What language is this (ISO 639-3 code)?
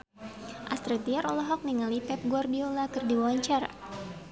sun